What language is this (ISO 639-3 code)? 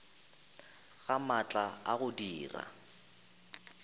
nso